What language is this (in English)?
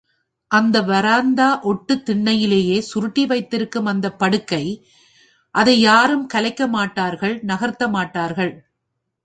Tamil